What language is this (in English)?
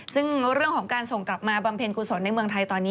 Thai